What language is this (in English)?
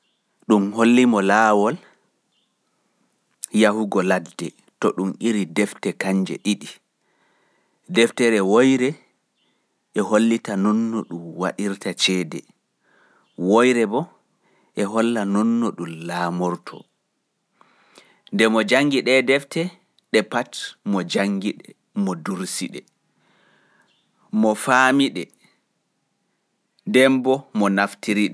Fula